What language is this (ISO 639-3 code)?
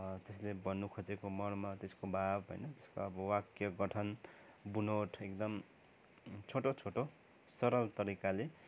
nep